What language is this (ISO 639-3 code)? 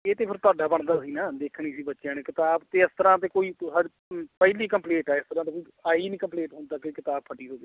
pan